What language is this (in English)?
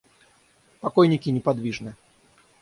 Russian